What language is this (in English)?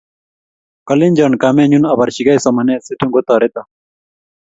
Kalenjin